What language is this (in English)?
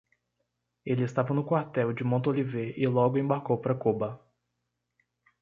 Portuguese